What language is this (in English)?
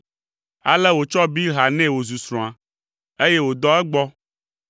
Ewe